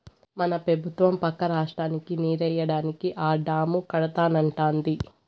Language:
Telugu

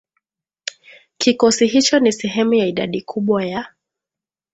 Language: Swahili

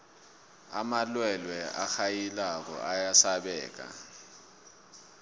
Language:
South Ndebele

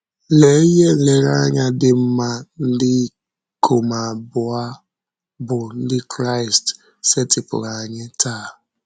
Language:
Igbo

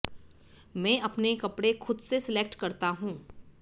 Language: Hindi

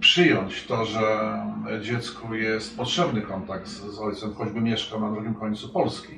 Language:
Polish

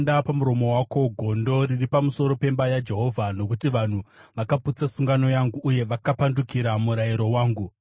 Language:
Shona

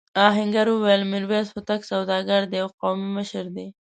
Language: Pashto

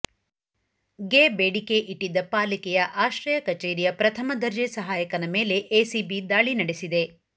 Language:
Kannada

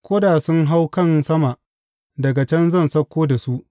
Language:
Hausa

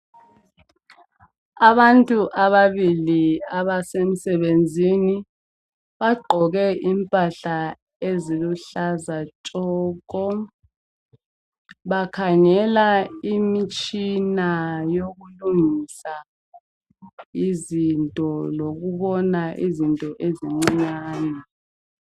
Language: North Ndebele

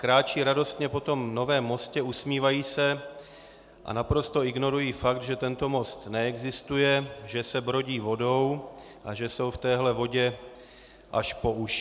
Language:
Czech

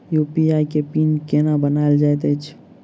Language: Maithili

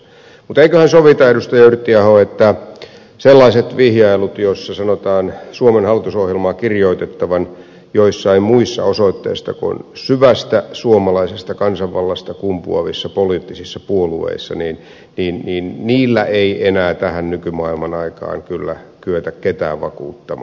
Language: Finnish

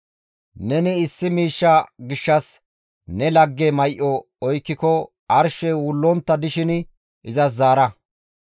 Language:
Gamo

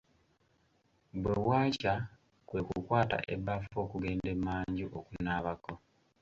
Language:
Ganda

